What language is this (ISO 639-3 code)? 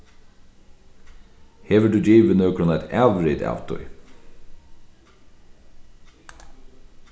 fao